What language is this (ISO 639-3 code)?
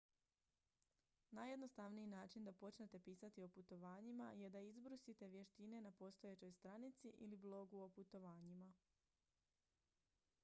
hrv